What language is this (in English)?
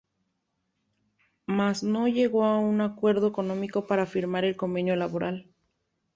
Spanish